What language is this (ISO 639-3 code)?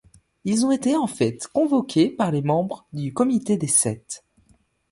fra